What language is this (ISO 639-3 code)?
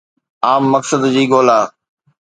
snd